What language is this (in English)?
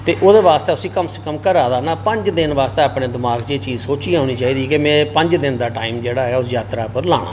Dogri